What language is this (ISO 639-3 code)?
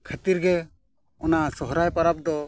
sat